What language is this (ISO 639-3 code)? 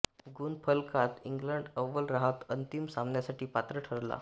mar